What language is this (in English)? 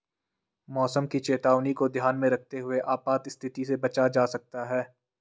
Hindi